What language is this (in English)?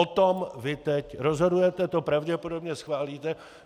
Czech